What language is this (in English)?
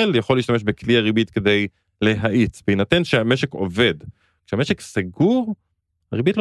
Hebrew